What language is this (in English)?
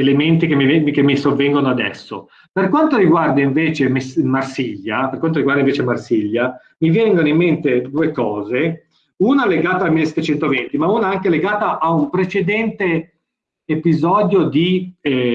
Italian